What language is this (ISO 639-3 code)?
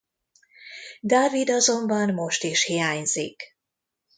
hun